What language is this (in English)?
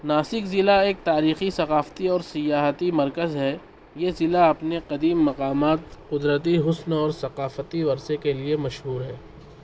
Urdu